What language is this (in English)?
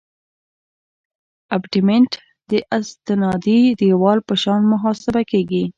Pashto